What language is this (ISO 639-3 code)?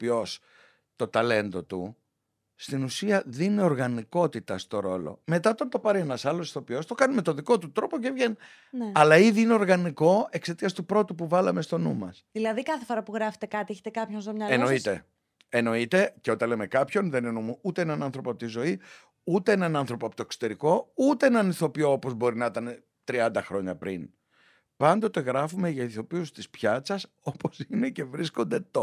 ell